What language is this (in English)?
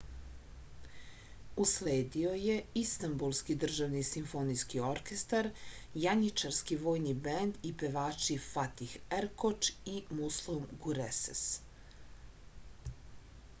Serbian